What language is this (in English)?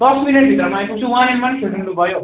Nepali